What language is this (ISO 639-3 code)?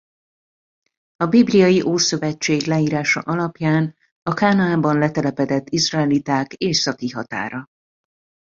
hun